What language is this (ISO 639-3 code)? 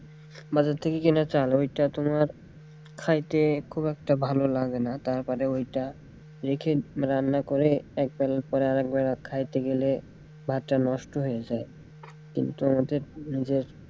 ben